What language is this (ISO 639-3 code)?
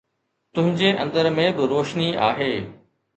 snd